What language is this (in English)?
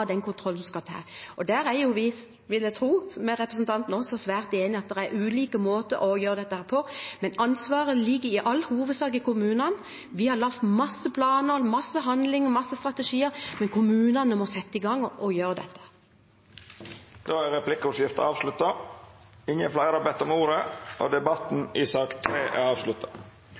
Norwegian